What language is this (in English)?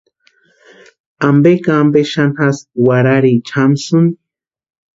Western Highland Purepecha